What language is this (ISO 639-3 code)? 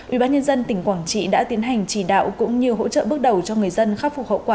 vie